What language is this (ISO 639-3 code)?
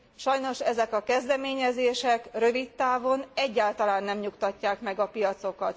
hun